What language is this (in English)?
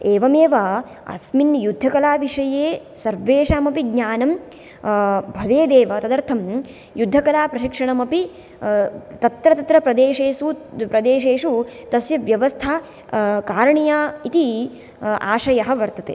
Sanskrit